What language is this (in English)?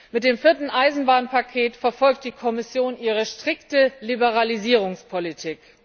German